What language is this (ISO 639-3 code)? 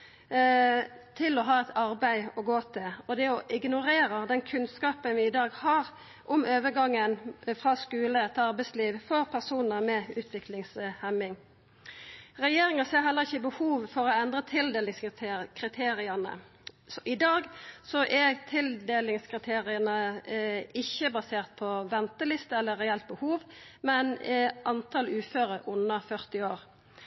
nno